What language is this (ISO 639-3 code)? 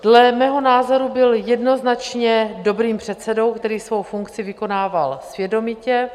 ces